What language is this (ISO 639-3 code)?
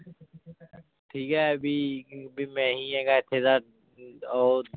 pan